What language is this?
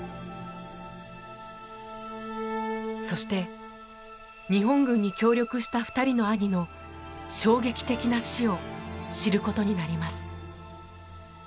Japanese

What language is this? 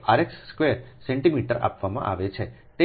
Gujarati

